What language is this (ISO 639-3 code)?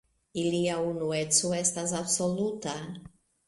epo